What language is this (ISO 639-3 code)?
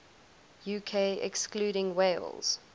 eng